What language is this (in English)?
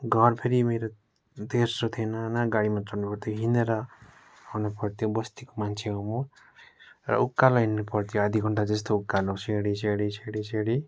Nepali